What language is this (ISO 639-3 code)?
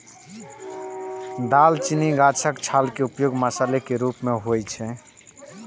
mai